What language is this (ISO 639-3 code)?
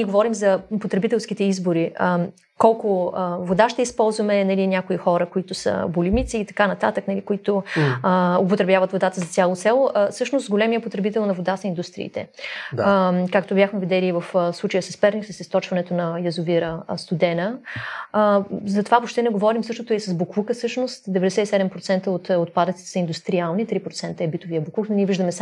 bul